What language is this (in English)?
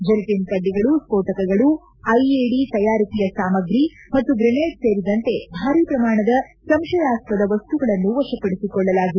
Kannada